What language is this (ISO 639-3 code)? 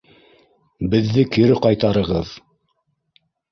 bak